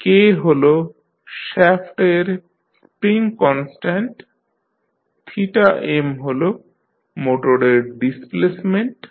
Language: Bangla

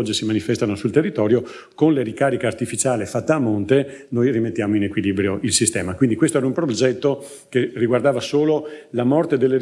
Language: Italian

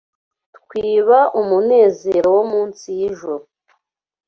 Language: Kinyarwanda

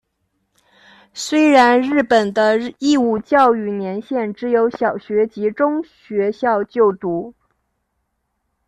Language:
Chinese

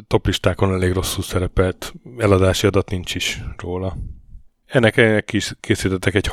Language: Hungarian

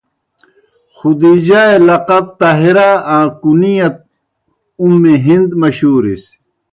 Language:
Kohistani Shina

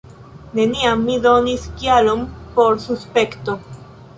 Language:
Esperanto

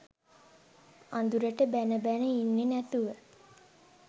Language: Sinhala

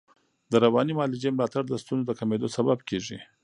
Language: Pashto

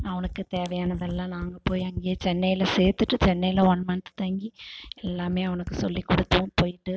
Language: Tamil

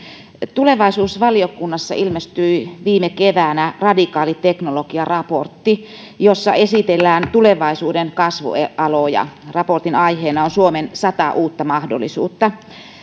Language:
Finnish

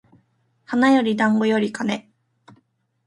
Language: Japanese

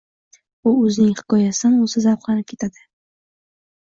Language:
Uzbek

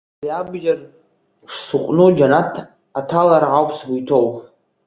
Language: Abkhazian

